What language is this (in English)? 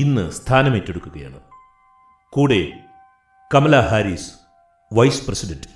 Malayalam